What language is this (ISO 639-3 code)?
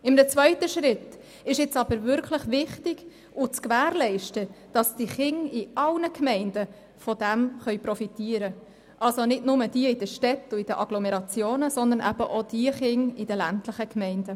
gsw